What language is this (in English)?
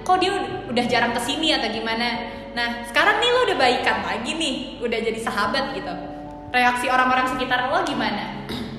Indonesian